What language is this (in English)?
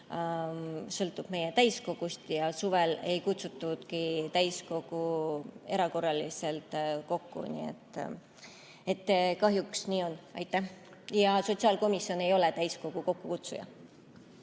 Estonian